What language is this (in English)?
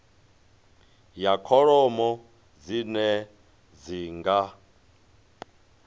Venda